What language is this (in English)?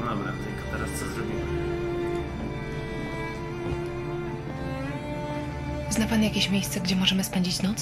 Polish